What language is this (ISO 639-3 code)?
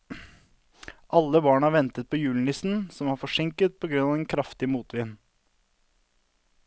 nor